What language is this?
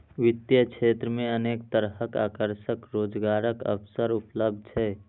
Maithili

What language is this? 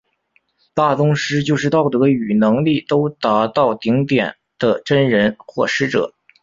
Chinese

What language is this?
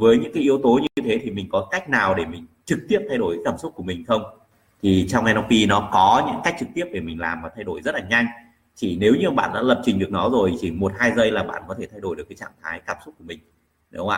Vietnamese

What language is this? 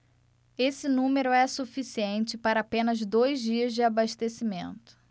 Portuguese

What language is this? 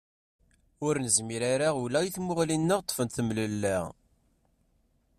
Kabyle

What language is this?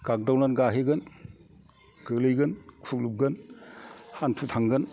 Bodo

